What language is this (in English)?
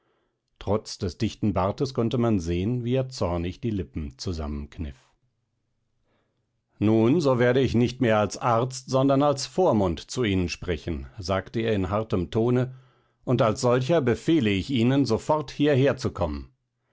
German